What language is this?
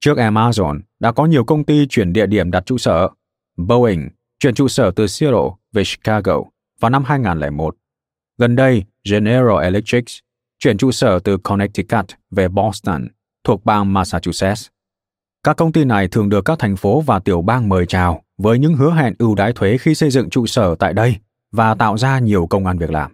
Vietnamese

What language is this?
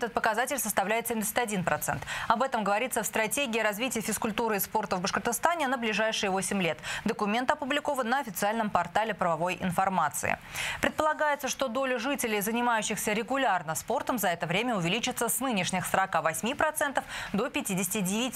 Russian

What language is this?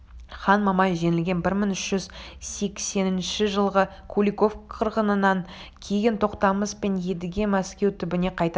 Kazakh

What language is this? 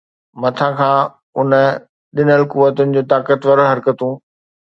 Sindhi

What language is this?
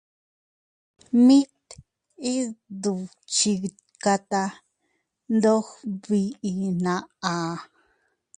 Teutila Cuicatec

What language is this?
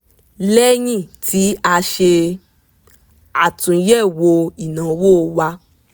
Yoruba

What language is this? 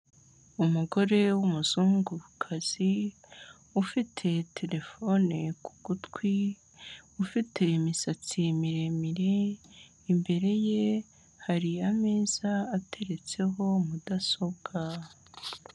Kinyarwanda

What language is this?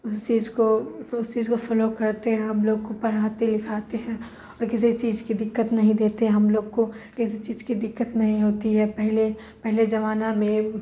Urdu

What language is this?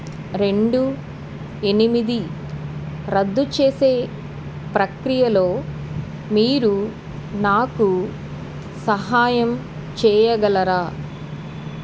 Telugu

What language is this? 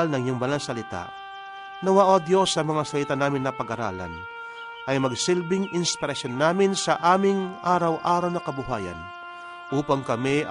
Filipino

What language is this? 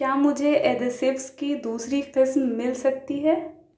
Urdu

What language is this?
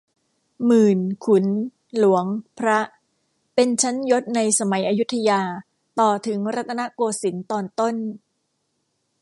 Thai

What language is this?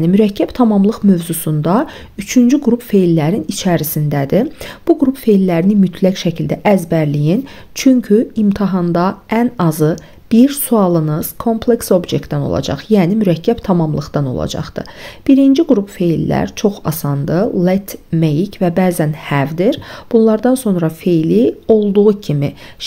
Turkish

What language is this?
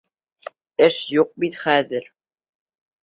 Bashkir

